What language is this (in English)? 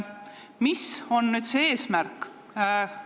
Estonian